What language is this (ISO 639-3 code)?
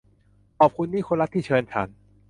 tha